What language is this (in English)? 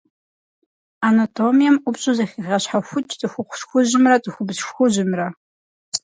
Kabardian